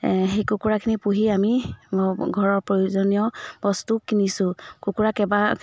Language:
Assamese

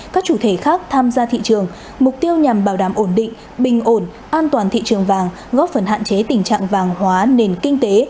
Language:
Vietnamese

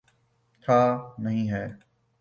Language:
Urdu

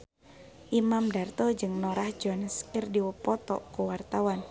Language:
Sundanese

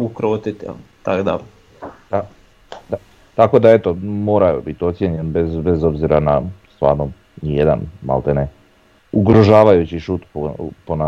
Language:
Croatian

